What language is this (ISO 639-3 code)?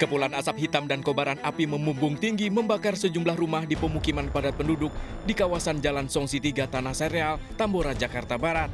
ind